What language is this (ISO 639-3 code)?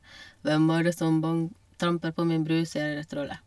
nor